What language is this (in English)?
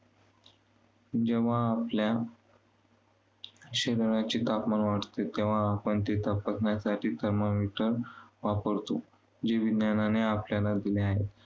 Marathi